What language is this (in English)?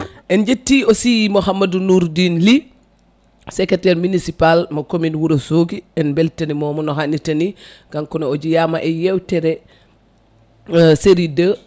Fula